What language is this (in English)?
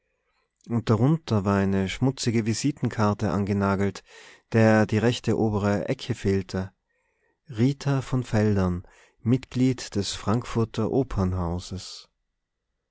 German